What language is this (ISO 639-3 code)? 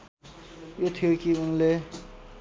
nep